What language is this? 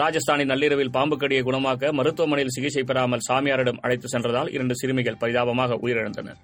Tamil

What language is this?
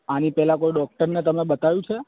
Gujarati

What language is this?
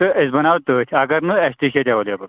Kashmiri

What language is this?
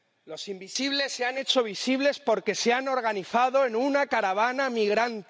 Spanish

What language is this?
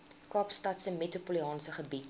Afrikaans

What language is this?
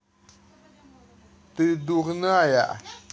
Russian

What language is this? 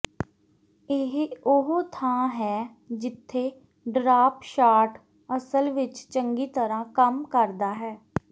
Punjabi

